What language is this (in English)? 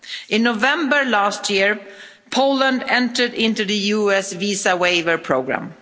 English